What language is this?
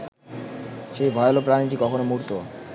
Bangla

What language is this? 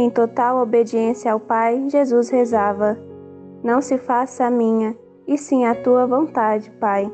Portuguese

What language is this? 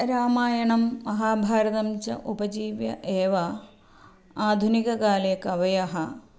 Sanskrit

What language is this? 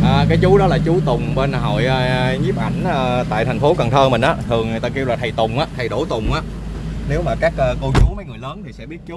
Vietnamese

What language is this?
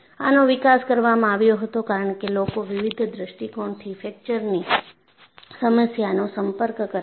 Gujarati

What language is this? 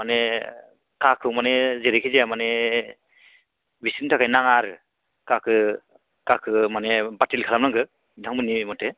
Bodo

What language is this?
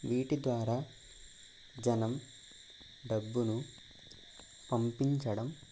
Telugu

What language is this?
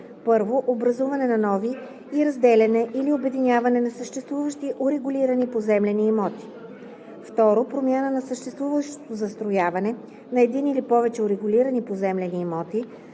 Bulgarian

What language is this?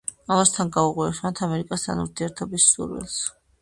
Georgian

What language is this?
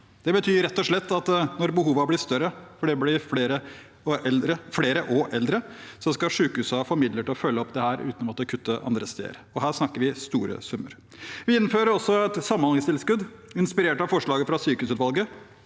Norwegian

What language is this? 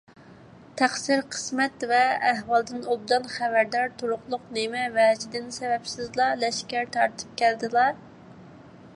Uyghur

